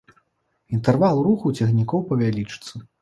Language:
Belarusian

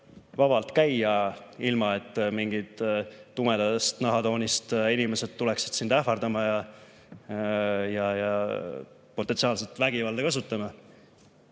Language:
Estonian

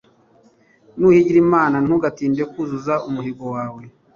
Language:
Kinyarwanda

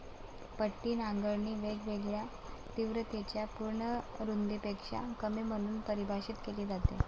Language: Marathi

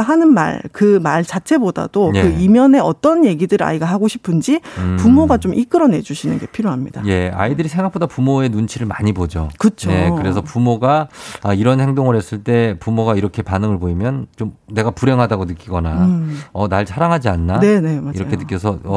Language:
Korean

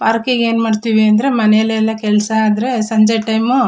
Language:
Kannada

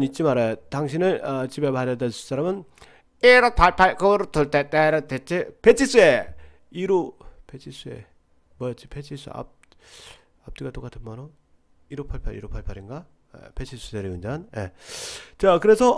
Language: Korean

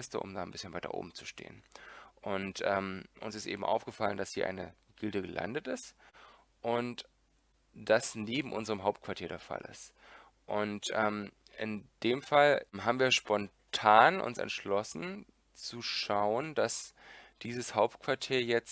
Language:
German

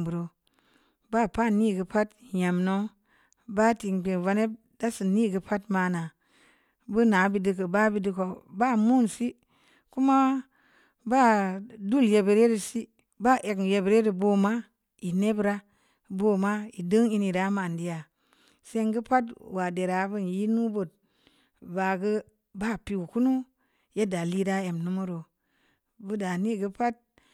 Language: Samba Leko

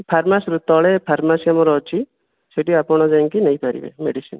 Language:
Odia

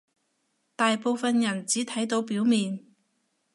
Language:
Cantonese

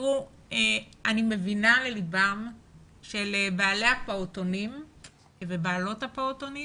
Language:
Hebrew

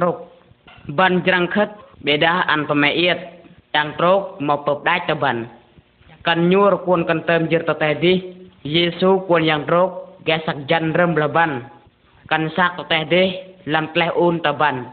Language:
Vietnamese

